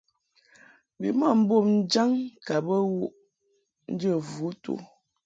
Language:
Mungaka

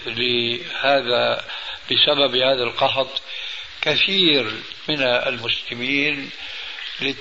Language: Arabic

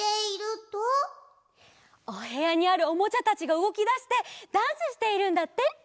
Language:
Japanese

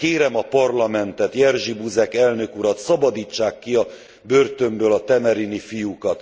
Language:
Hungarian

